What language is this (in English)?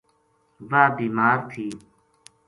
Gujari